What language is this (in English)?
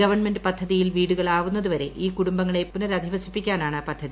Malayalam